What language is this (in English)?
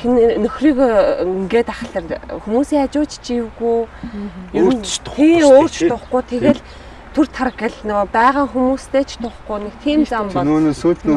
Korean